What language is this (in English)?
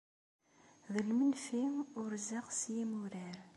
Kabyle